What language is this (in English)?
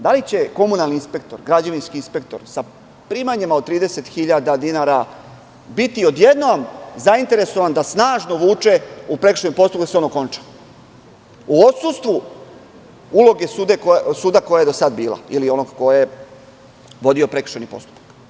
Serbian